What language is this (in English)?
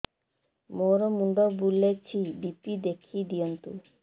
Odia